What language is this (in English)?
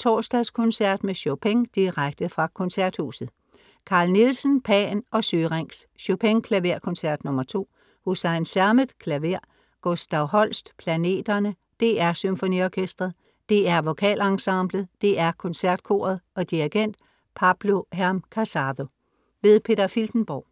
Danish